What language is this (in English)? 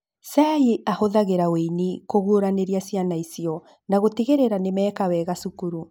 Kikuyu